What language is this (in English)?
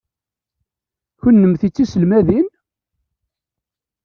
Kabyle